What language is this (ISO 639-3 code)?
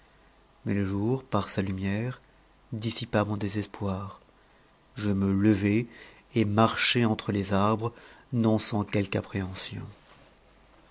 fra